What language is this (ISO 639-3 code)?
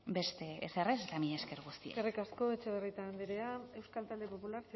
eus